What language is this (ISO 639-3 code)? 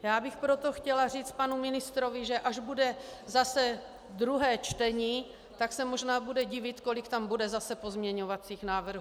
ces